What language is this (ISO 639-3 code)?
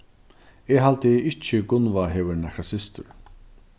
fao